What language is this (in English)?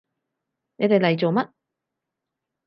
Cantonese